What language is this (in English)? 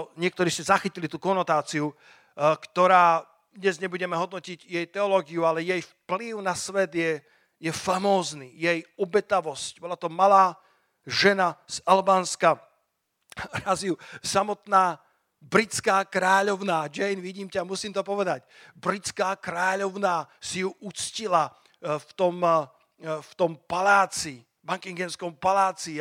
Slovak